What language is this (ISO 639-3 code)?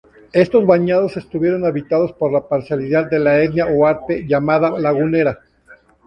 spa